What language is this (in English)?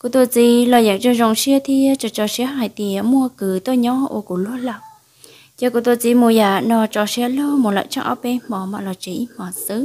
Vietnamese